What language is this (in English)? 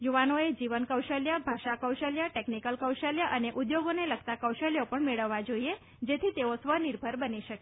Gujarati